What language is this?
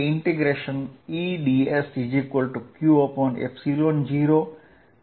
Gujarati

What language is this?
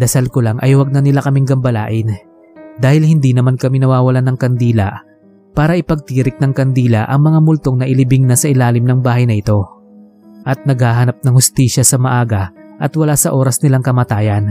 Filipino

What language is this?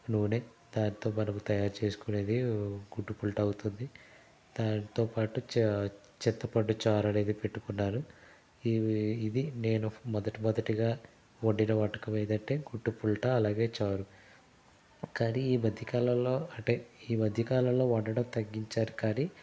Telugu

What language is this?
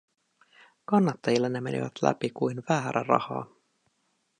Finnish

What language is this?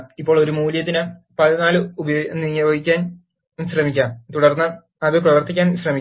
Malayalam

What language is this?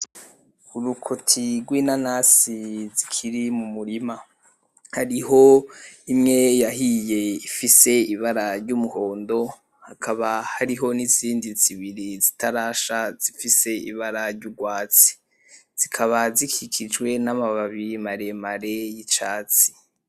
Rundi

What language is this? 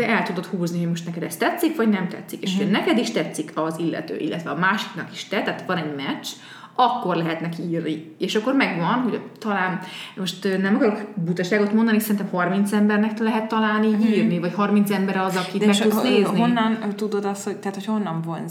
Hungarian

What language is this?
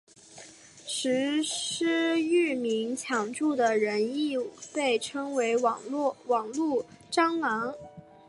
Chinese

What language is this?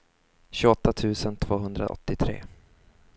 Swedish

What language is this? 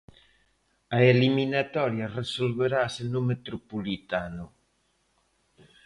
Galician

